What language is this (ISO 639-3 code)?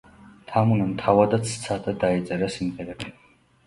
kat